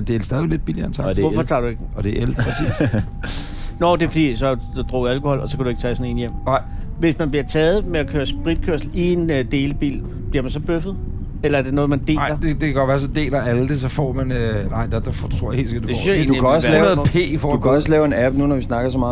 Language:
Danish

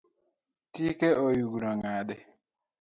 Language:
Luo (Kenya and Tanzania)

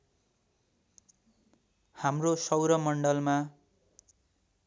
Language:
Nepali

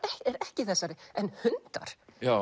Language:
Icelandic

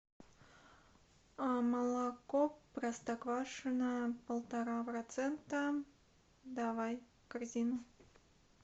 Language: Russian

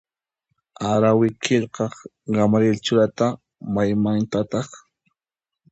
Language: Puno Quechua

